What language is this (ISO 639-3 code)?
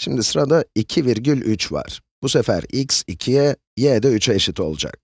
tur